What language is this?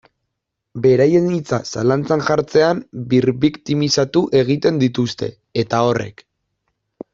Basque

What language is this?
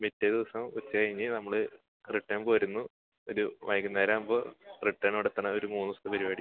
Malayalam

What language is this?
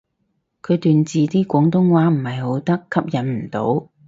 Cantonese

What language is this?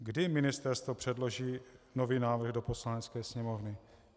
Czech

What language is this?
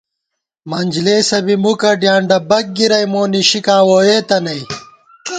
Gawar-Bati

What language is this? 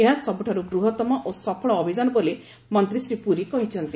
Odia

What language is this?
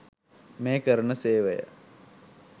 Sinhala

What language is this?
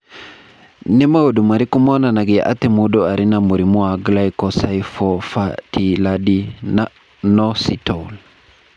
Kikuyu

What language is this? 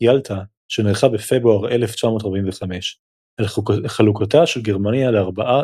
Hebrew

